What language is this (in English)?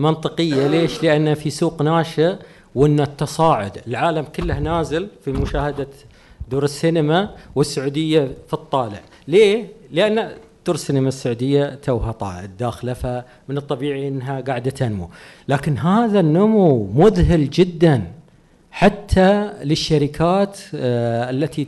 Arabic